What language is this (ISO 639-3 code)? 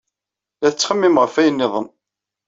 kab